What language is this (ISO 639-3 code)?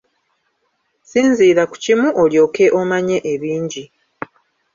lug